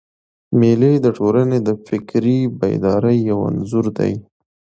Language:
Pashto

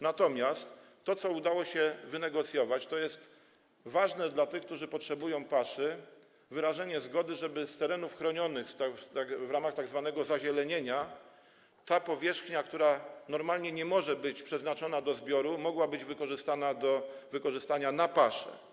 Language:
Polish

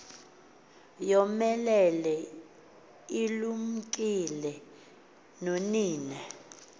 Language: Xhosa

